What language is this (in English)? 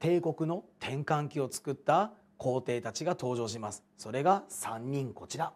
Japanese